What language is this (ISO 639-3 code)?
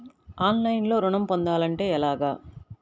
tel